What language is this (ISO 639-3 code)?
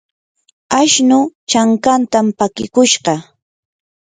qur